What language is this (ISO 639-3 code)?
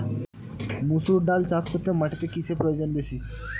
ben